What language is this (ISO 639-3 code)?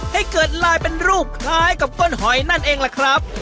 tha